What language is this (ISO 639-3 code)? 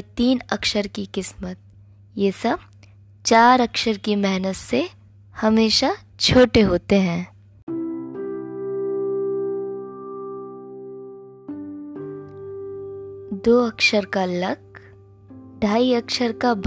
hin